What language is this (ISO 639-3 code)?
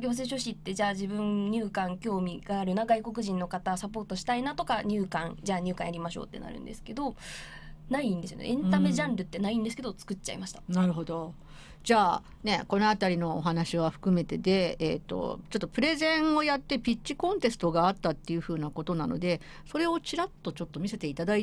jpn